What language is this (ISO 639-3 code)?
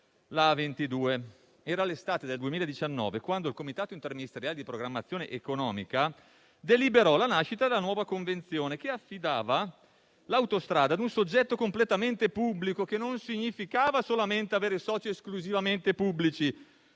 ita